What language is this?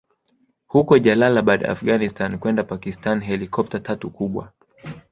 Swahili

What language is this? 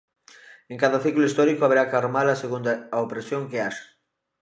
Galician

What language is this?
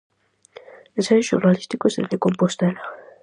Galician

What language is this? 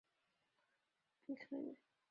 Chinese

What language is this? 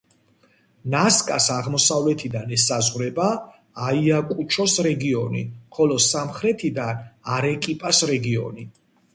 Georgian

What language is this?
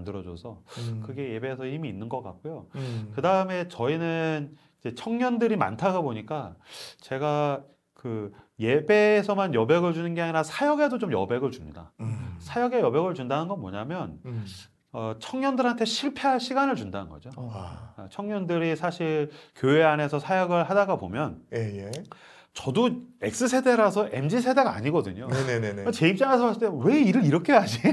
Korean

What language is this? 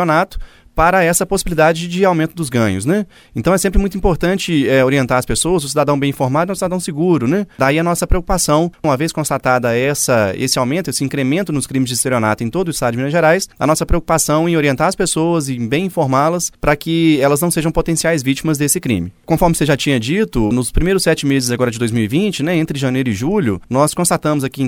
Portuguese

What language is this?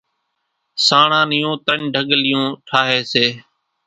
Kachi Koli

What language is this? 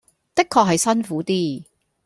Cantonese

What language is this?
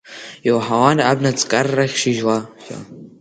Abkhazian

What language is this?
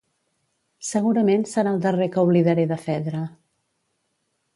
Catalan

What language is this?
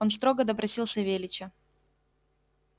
Russian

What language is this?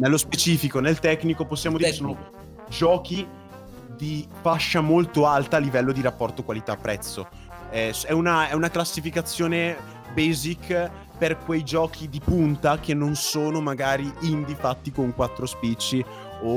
Italian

